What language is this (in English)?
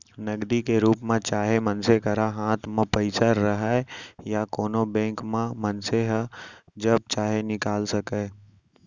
Chhattisgarhi